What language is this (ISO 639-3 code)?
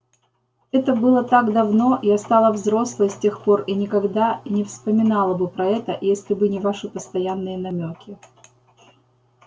rus